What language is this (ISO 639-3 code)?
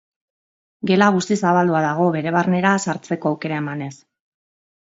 eus